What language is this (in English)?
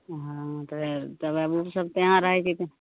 Maithili